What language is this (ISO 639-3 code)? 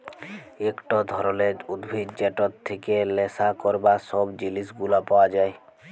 ben